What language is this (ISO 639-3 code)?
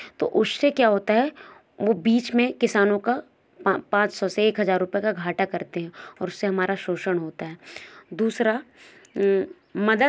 hin